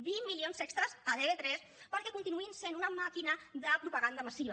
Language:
Catalan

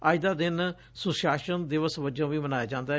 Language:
Punjabi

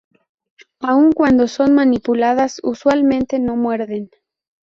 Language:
Spanish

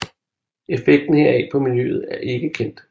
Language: Danish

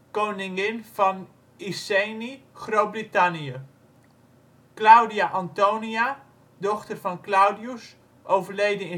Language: Dutch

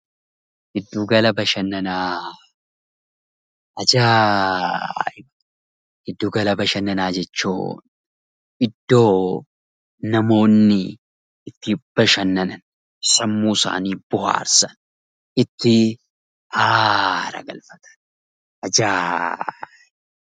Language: Oromo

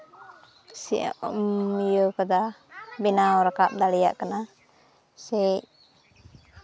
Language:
Santali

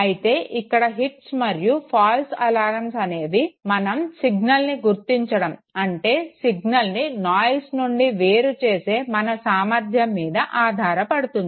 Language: Telugu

